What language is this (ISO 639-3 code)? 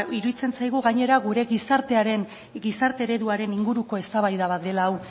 eus